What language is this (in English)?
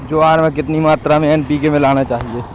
Hindi